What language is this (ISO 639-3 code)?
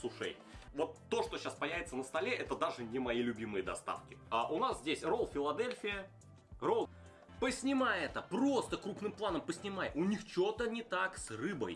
rus